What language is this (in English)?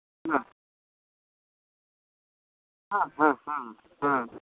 Santali